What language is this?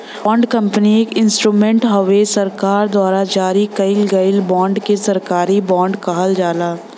Bhojpuri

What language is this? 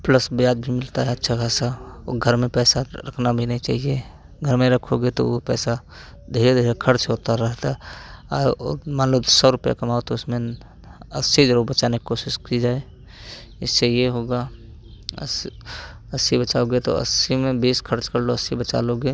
Hindi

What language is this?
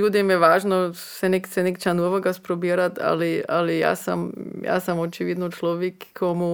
Croatian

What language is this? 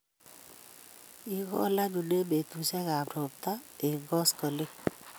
Kalenjin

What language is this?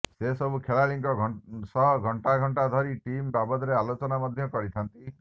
Odia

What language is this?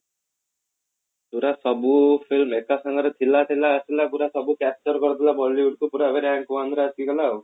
Odia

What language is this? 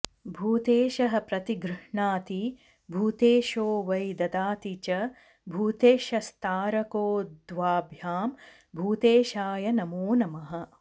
Sanskrit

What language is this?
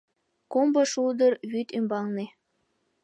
Mari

